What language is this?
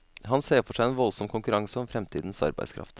Norwegian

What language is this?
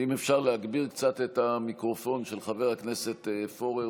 Hebrew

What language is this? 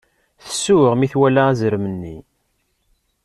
Kabyle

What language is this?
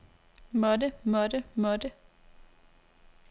Danish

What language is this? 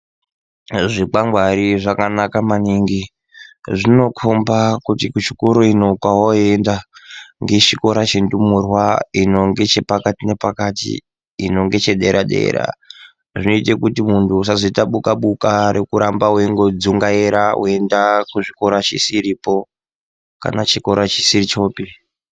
Ndau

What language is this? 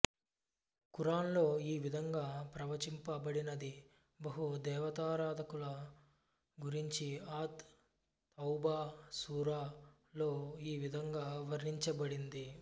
Telugu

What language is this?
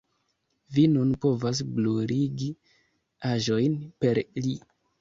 Esperanto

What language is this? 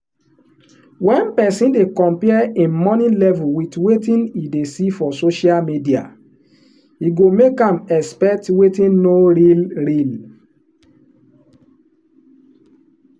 Nigerian Pidgin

